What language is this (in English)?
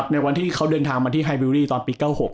Thai